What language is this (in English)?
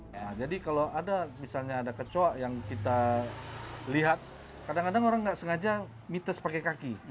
Indonesian